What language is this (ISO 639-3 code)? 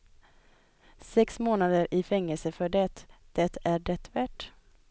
swe